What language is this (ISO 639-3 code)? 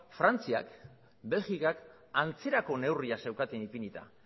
eus